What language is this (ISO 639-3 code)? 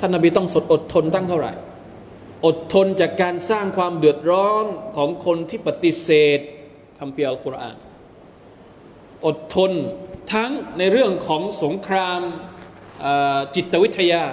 tha